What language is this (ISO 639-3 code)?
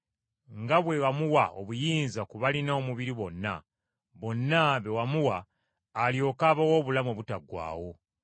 lug